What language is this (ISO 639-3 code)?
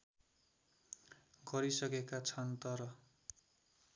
nep